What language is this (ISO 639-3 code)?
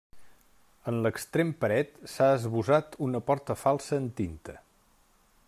cat